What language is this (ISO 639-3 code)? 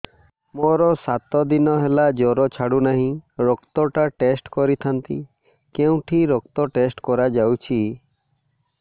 ori